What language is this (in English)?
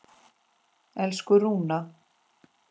Icelandic